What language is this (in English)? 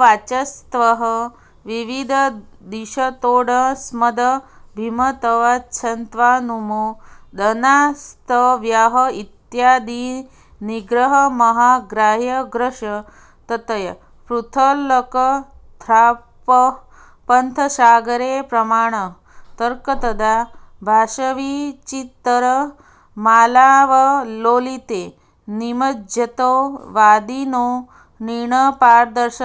Sanskrit